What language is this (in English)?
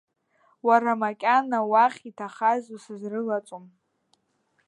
Abkhazian